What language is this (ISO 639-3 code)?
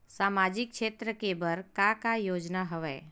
hne